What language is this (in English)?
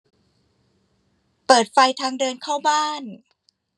Thai